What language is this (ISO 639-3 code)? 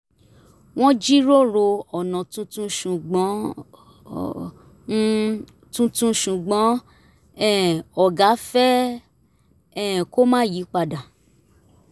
yor